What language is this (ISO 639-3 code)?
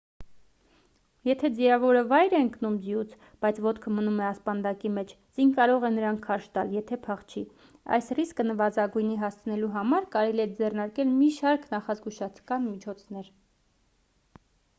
hye